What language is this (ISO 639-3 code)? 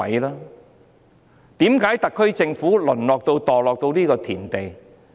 yue